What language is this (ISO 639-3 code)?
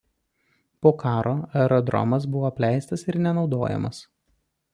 lit